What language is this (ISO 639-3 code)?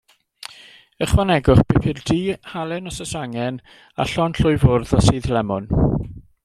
cym